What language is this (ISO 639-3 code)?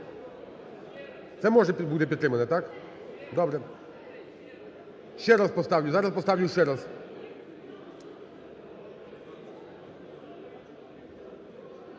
ukr